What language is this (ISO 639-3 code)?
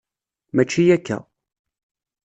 kab